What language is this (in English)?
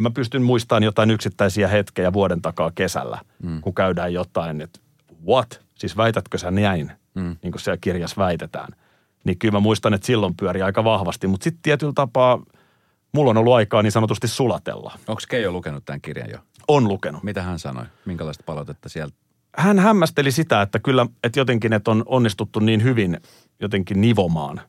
Finnish